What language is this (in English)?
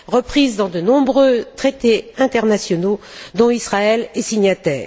French